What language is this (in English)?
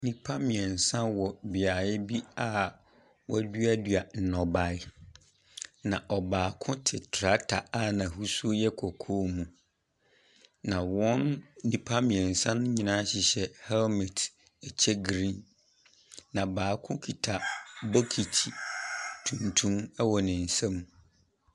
Akan